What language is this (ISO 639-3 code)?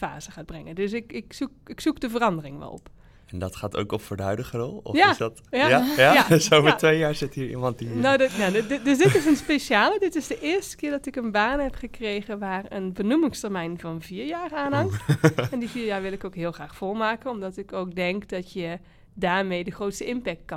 nld